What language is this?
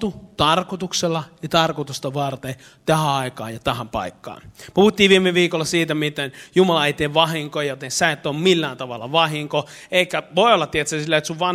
Finnish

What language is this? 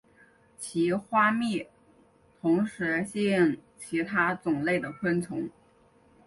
Chinese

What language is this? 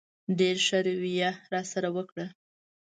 Pashto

